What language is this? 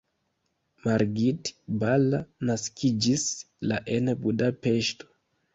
Esperanto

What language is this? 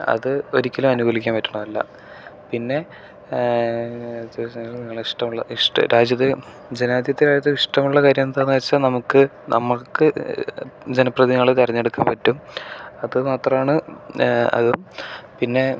Malayalam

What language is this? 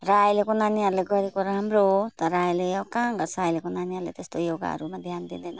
Nepali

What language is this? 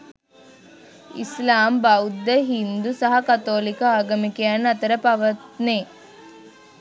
Sinhala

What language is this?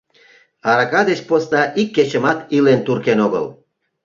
Mari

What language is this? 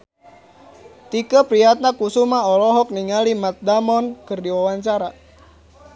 Sundanese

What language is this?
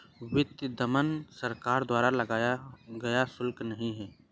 Hindi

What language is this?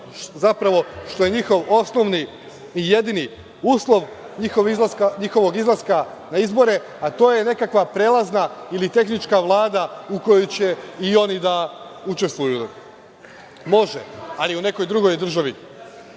Serbian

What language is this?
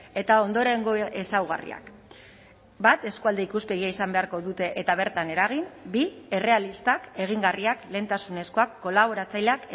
Basque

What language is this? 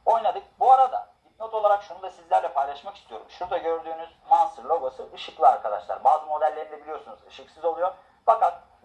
Turkish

